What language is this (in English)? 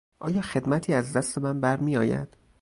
Persian